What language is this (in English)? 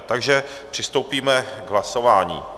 Czech